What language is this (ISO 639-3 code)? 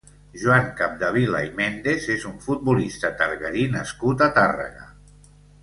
cat